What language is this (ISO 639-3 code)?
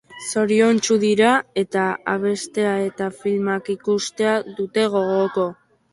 eus